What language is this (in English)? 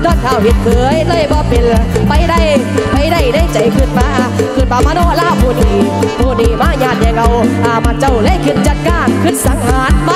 Thai